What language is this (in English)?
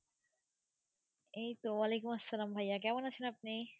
Bangla